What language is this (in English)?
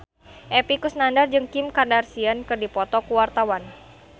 Sundanese